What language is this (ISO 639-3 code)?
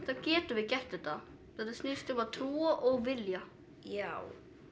isl